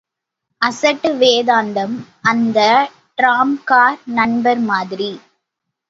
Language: Tamil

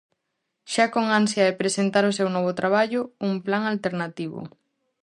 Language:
Galician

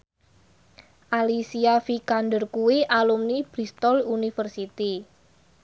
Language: Javanese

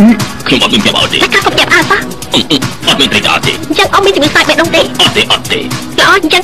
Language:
Thai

